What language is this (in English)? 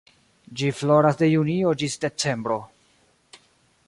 Esperanto